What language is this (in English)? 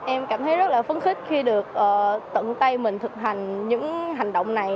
Vietnamese